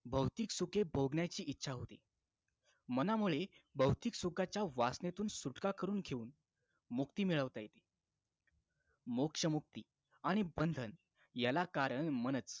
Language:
Marathi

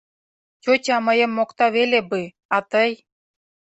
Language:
Mari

